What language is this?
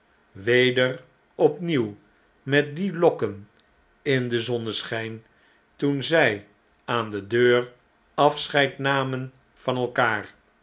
Dutch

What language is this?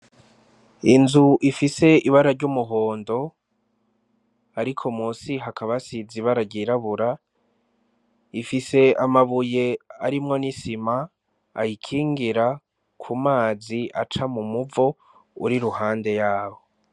Rundi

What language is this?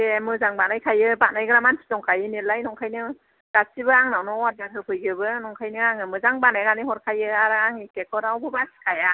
Bodo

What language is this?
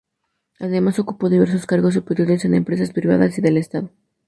Spanish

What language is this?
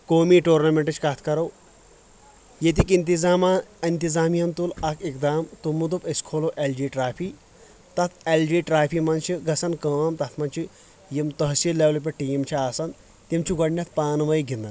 Kashmiri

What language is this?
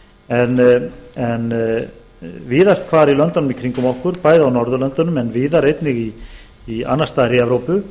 Icelandic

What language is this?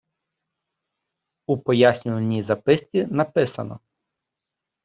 Ukrainian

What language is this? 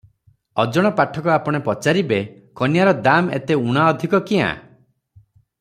Odia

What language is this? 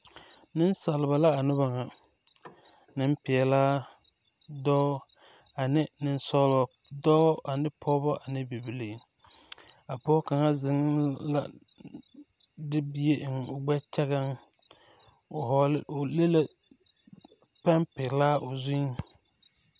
Southern Dagaare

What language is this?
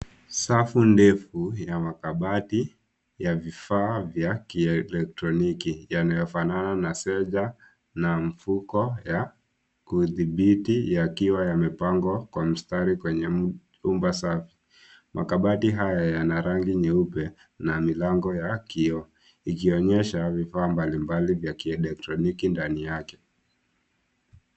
Swahili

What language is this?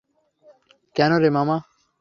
Bangla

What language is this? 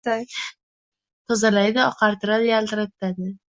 Uzbek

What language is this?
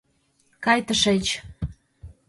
Mari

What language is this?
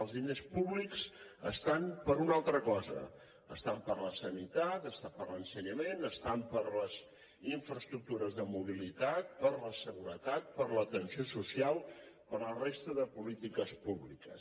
Catalan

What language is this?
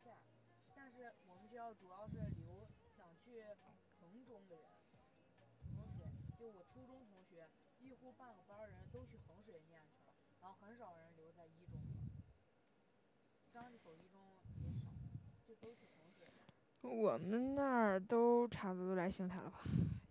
Chinese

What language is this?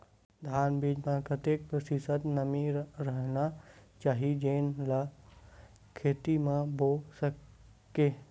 Chhattisgarhi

